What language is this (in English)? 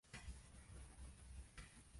Japanese